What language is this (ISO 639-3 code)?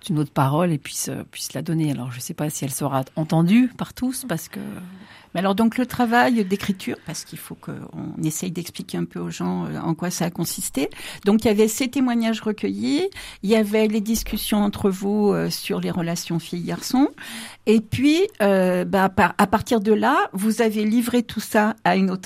fra